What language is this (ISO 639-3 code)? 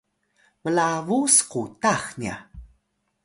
tay